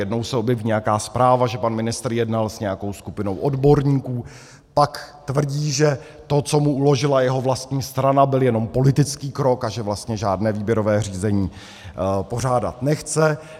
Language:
Czech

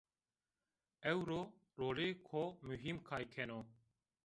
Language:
Zaza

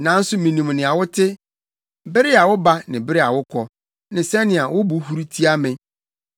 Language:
Akan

